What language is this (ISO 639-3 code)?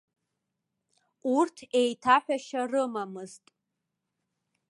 abk